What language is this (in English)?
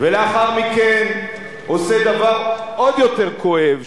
Hebrew